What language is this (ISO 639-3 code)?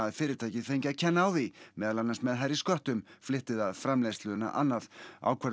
isl